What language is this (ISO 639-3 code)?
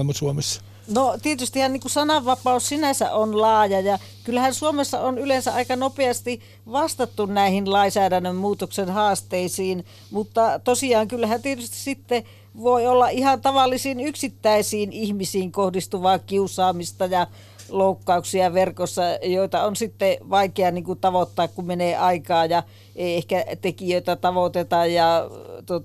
fin